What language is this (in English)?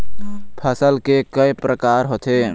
Chhattisgarhi